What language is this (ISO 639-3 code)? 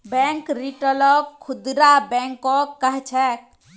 mag